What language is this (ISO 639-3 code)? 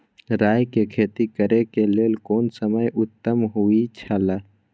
mai